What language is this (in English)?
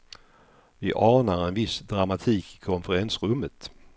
Swedish